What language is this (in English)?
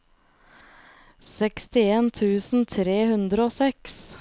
Norwegian